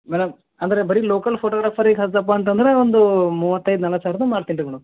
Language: Kannada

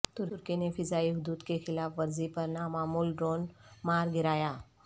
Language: Urdu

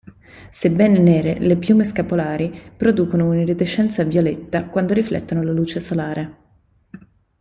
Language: Italian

